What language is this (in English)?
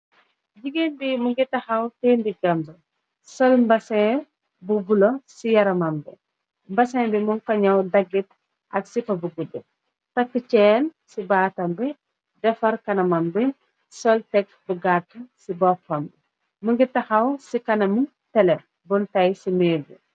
Wolof